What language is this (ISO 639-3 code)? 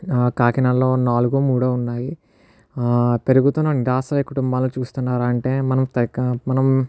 tel